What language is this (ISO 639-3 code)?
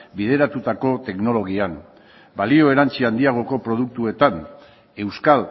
eus